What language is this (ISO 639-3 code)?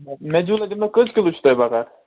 kas